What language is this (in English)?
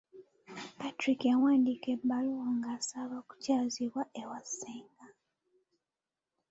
Ganda